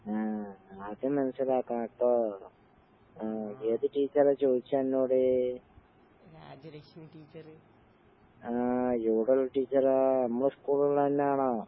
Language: Malayalam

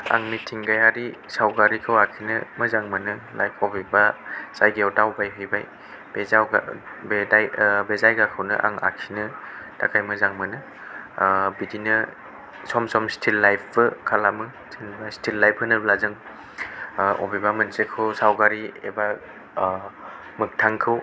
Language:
Bodo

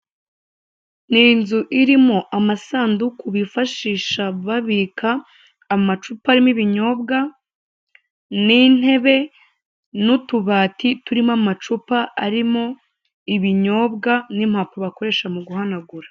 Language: Kinyarwanda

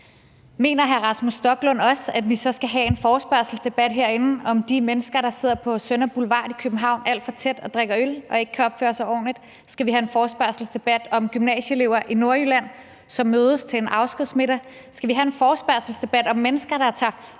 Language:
Danish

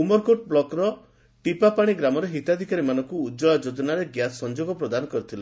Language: Odia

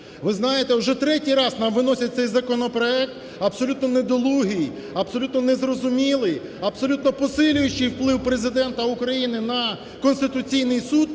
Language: Ukrainian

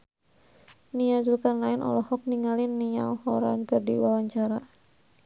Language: Sundanese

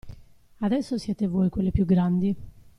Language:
Italian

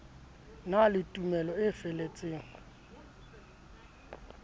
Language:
Southern Sotho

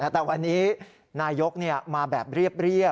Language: Thai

